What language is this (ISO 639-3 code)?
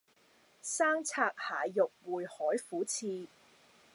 yue